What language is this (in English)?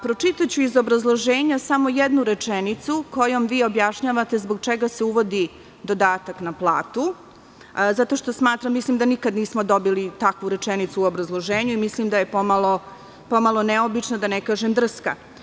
Serbian